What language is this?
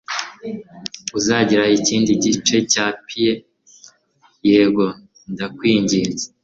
Kinyarwanda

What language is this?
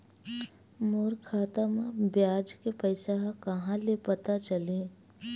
Chhattisgarhi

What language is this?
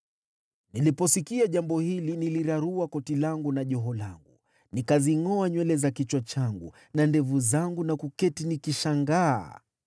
Swahili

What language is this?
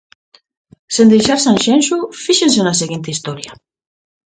Galician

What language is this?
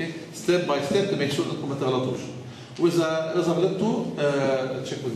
Arabic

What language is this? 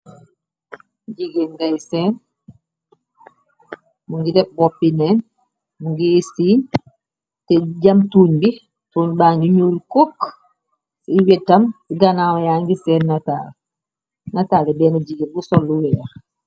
Wolof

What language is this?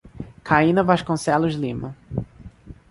Portuguese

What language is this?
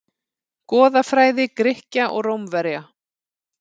Icelandic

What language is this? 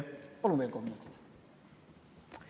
Estonian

